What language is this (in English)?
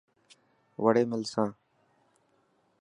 Dhatki